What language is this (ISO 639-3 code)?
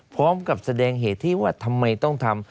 tha